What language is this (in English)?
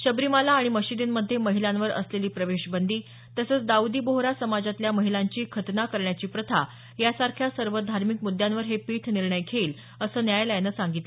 Marathi